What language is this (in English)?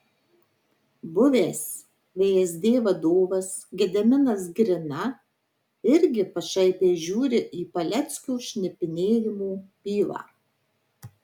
Lithuanian